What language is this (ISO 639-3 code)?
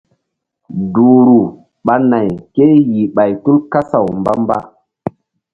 mdd